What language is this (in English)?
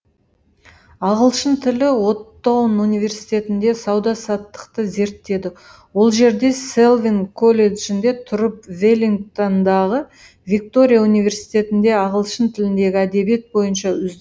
Kazakh